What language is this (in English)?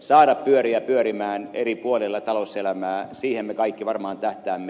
Finnish